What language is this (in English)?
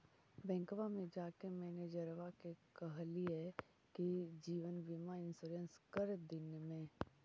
Magahi